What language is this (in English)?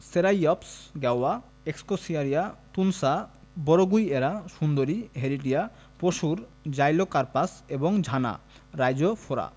Bangla